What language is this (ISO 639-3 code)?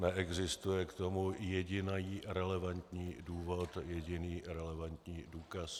ces